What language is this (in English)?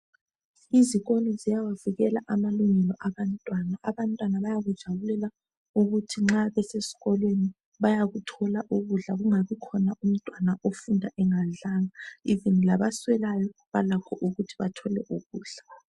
North Ndebele